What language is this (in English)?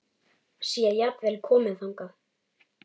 Icelandic